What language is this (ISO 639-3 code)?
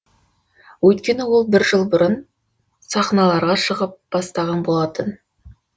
kaz